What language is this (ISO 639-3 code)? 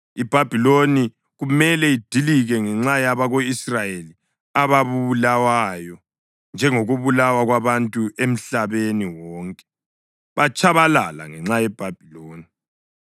nde